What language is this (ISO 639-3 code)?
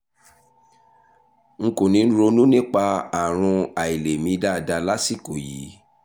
yor